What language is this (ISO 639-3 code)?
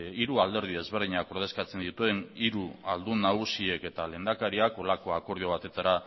eus